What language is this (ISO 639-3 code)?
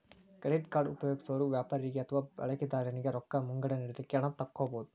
kan